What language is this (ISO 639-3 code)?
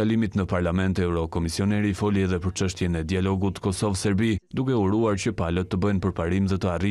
ron